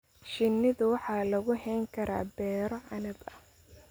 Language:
Somali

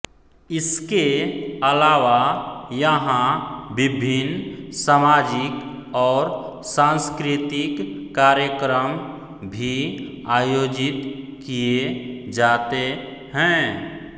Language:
Hindi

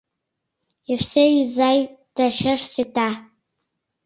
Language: Mari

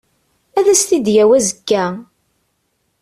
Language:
Kabyle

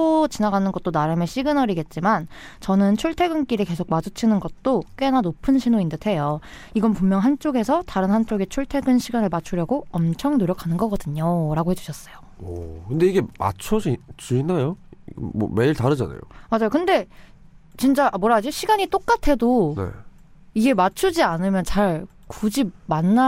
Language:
Korean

